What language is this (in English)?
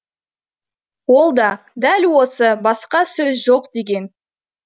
Kazakh